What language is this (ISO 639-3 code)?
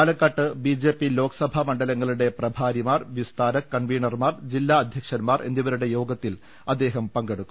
mal